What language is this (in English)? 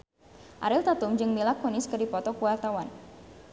Sundanese